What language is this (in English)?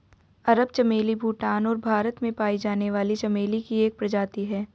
Hindi